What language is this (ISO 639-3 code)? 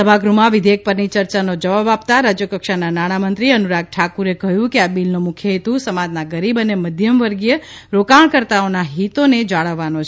guj